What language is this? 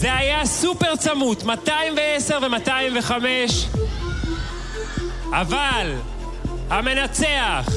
Hebrew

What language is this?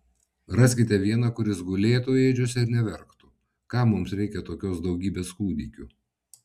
Lithuanian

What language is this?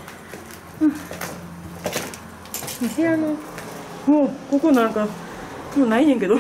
Japanese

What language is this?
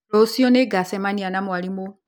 Kikuyu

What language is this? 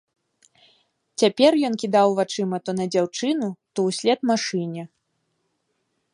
Belarusian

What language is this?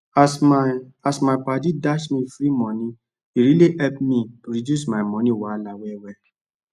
Nigerian Pidgin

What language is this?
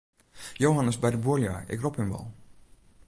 Western Frisian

